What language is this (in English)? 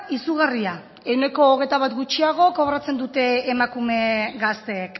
Basque